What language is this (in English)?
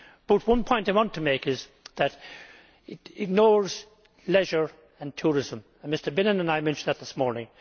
English